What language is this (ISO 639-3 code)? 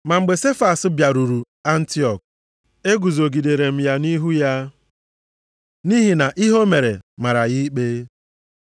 ibo